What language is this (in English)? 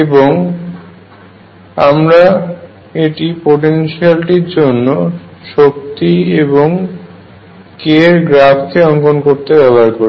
Bangla